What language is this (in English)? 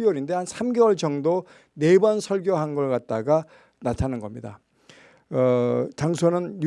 Korean